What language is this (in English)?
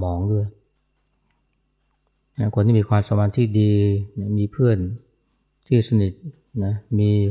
Thai